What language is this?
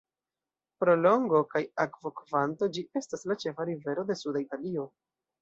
Esperanto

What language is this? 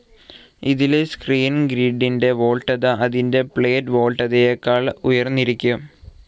Malayalam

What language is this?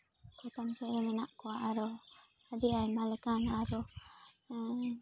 Santali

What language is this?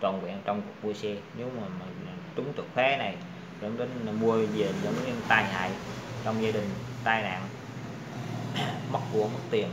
Vietnamese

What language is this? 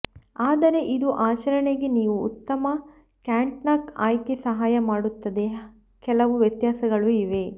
Kannada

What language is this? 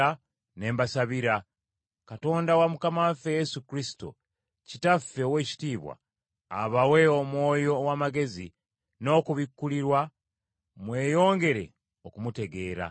Ganda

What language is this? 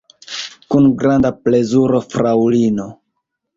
Esperanto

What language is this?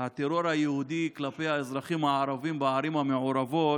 Hebrew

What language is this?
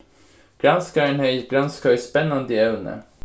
Faroese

